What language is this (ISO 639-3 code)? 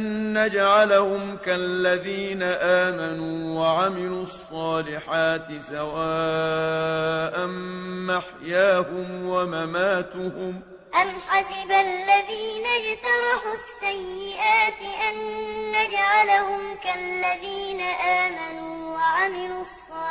ara